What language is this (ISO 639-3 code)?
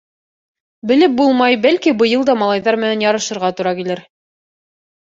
bak